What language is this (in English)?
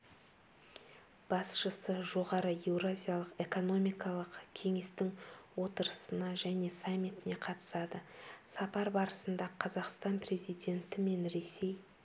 Kazakh